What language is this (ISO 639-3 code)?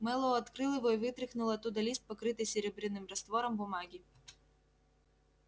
rus